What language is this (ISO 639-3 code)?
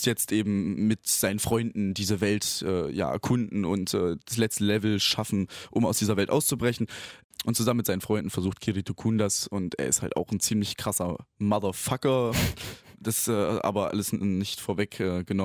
deu